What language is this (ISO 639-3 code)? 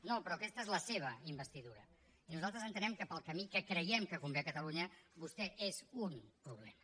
cat